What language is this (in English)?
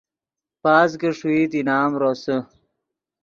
Yidgha